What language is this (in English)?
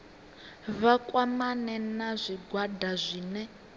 Venda